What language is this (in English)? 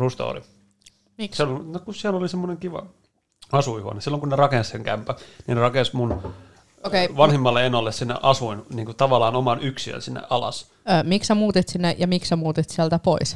Finnish